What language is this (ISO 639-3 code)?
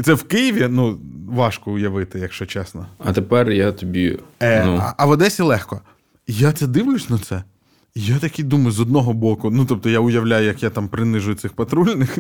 ukr